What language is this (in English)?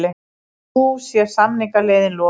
Icelandic